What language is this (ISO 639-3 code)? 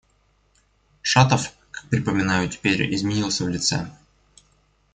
rus